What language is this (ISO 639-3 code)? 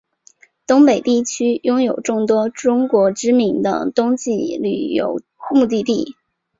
zho